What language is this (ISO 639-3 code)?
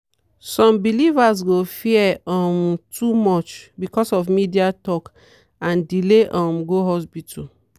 pcm